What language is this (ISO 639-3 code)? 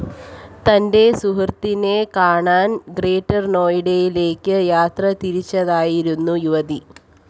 mal